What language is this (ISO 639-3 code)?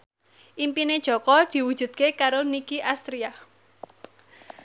jav